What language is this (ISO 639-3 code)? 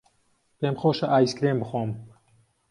ckb